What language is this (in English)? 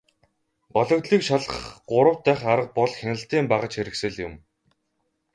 Mongolian